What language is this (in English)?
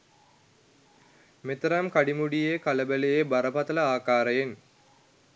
Sinhala